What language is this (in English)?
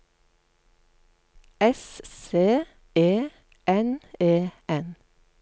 Norwegian